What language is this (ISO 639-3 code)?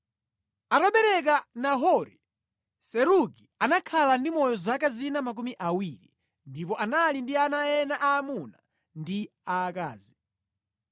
nya